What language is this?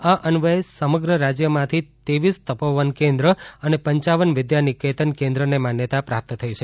Gujarati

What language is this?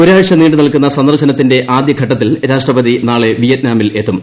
Malayalam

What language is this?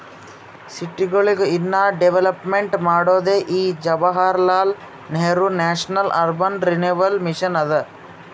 Kannada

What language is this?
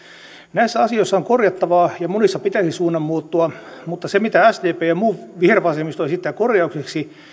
Finnish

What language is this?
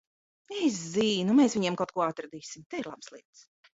Latvian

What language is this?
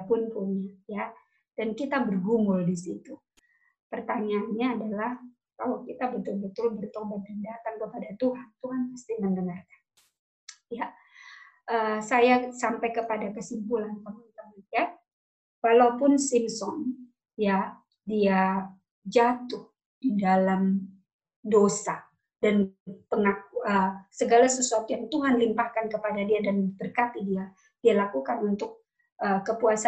Indonesian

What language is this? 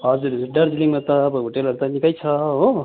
Nepali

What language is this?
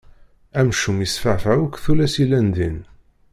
Kabyle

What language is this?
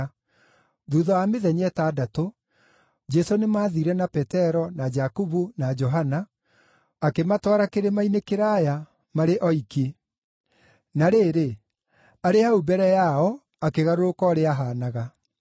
Kikuyu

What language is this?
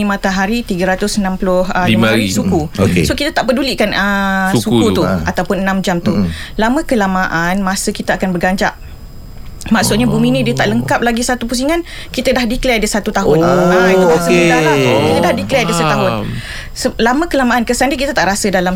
Malay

